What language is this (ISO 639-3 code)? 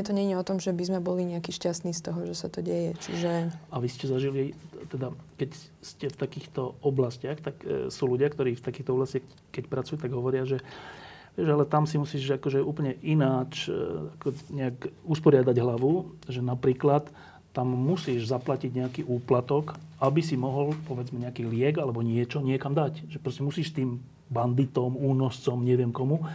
slk